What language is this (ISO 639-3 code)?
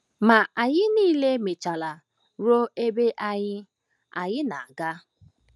ibo